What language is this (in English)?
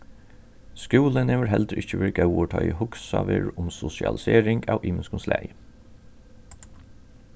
Faroese